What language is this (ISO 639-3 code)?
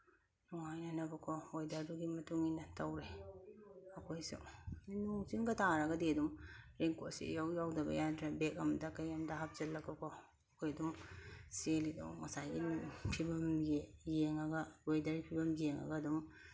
mni